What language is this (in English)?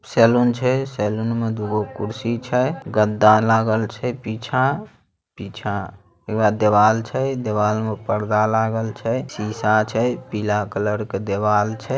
Magahi